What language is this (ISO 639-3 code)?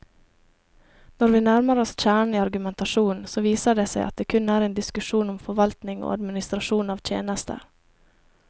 nor